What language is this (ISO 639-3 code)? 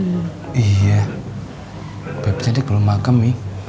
ind